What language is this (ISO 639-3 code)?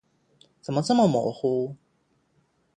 zho